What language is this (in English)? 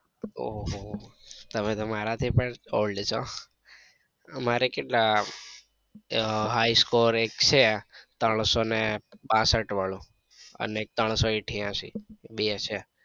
Gujarati